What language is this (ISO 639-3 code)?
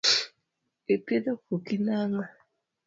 luo